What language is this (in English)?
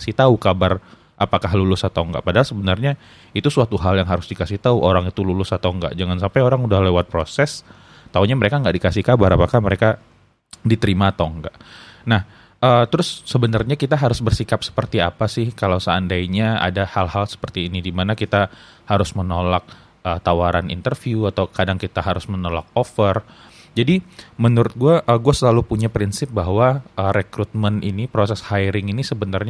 Indonesian